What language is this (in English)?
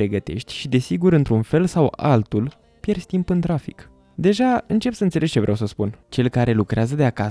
Romanian